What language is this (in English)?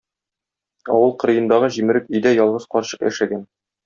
Tatar